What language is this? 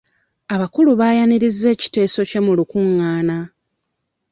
Ganda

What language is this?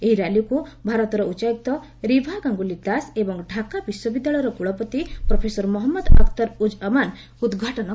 Odia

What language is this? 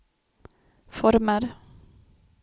Swedish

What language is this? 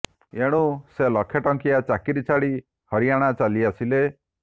Odia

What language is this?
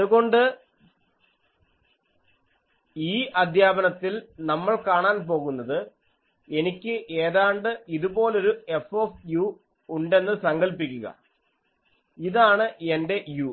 Malayalam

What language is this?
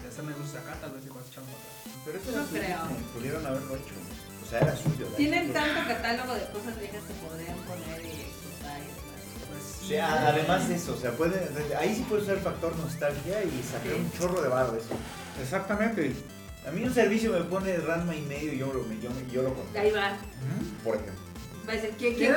Spanish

